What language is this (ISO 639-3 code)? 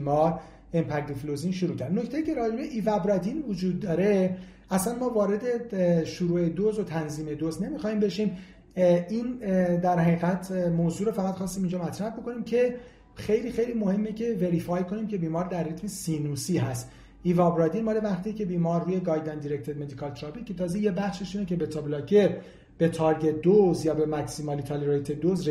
fas